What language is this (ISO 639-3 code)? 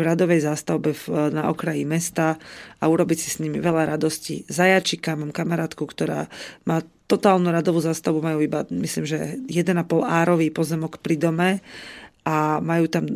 slk